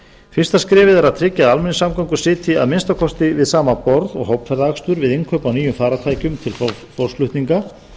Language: Icelandic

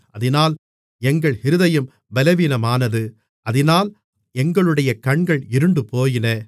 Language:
Tamil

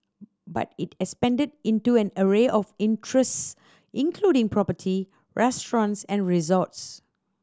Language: English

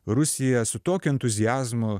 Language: Lithuanian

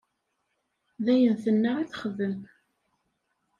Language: Kabyle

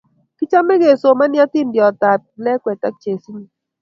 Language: Kalenjin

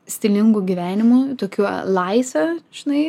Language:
Lithuanian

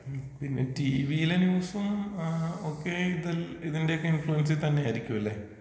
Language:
Malayalam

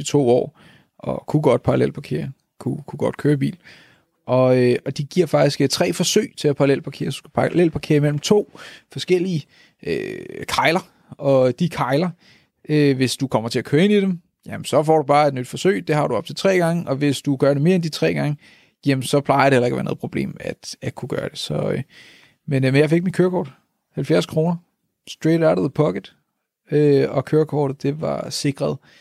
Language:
Danish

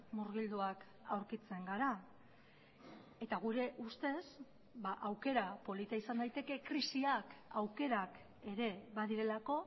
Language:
Basque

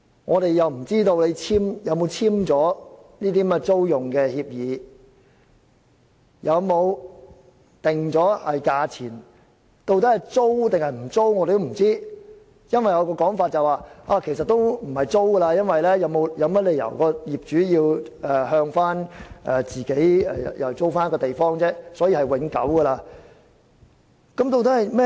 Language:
Cantonese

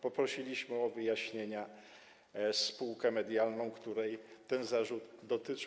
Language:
Polish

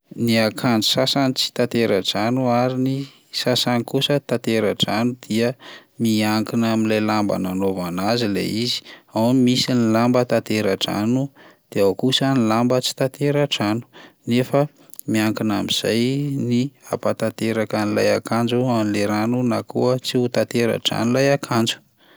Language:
Malagasy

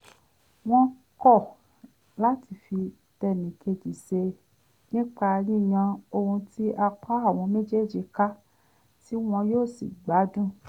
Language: Yoruba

